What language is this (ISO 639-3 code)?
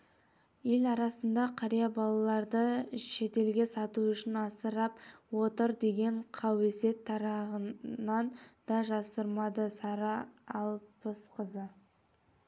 kaz